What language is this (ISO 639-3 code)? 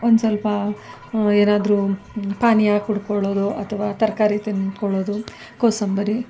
kan